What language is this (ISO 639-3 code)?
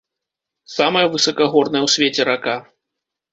bel